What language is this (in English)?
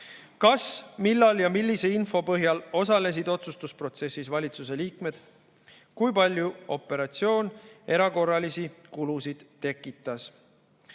Estonian